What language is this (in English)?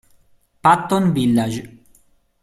Italian